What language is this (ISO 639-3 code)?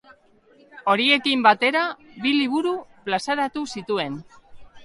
eus